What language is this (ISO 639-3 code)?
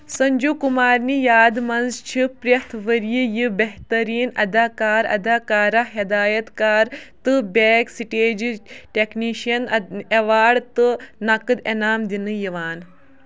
kas